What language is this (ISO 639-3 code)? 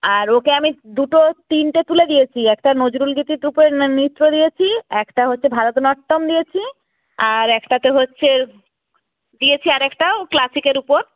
ben